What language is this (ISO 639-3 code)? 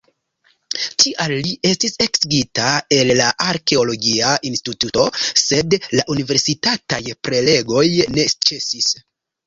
epo